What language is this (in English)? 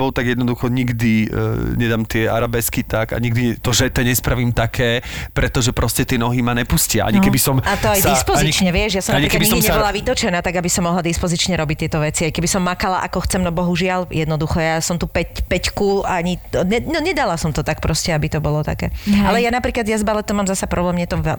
Slovak